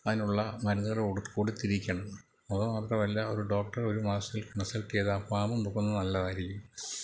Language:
Malayalam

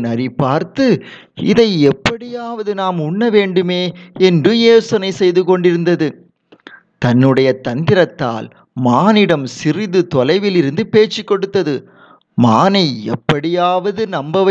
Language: Tamil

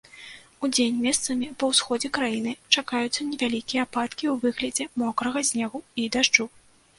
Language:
Belarusian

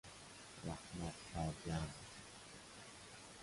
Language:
Persian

